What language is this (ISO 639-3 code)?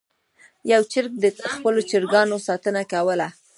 pus